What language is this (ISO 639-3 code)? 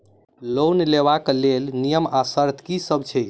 mai